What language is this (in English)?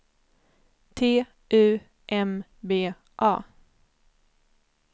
Swedish